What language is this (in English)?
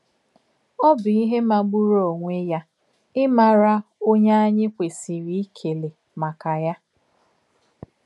Igbo